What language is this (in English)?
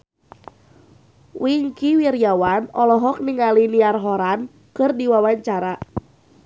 Sundanese